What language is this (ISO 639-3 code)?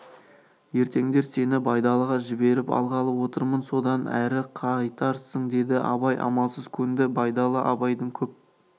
kaz